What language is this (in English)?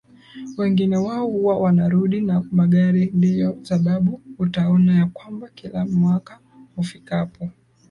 Swahili